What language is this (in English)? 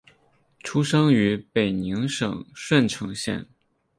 Chinese